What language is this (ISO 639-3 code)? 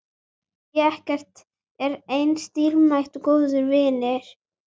isl